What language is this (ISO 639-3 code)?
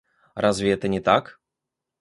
rus